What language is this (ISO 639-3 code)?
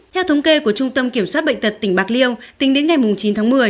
vie